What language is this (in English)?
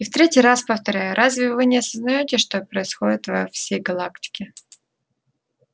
Russian